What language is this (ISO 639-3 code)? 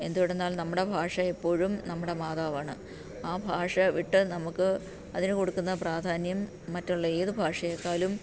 mal